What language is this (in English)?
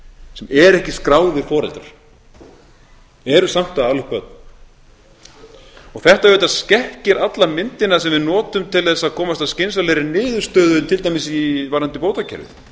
Icelandic